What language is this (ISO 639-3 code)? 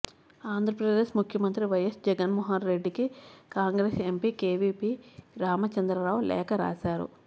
tel